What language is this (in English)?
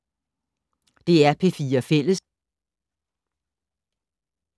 Danish